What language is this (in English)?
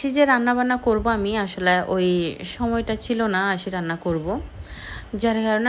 Bangla